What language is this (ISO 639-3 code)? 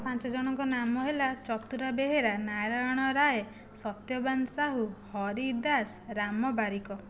ori